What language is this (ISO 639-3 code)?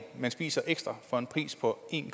dan